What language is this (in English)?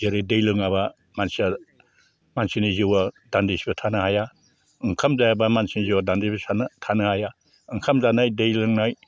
Bodo